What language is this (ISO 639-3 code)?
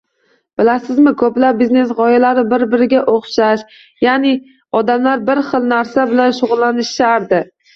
uzb